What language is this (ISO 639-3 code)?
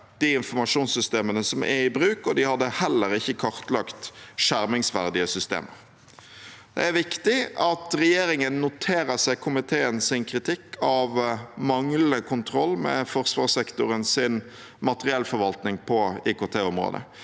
nor